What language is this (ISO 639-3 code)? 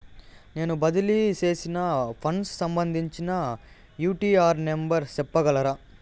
tel